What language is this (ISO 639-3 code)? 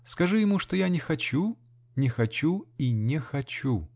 rus